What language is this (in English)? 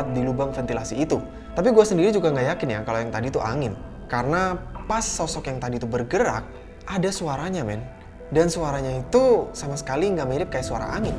Indonesian